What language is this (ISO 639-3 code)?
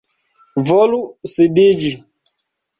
epo